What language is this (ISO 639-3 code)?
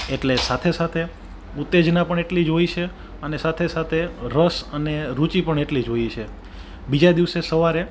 guj